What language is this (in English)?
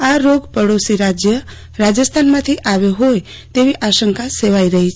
Gujarati